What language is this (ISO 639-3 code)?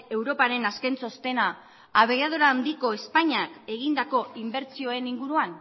eus